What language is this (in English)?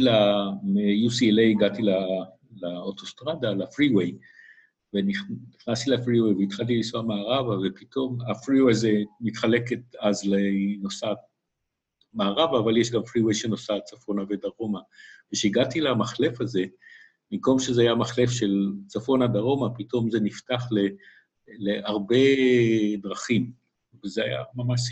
Hebrew